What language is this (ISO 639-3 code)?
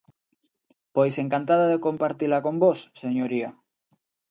glg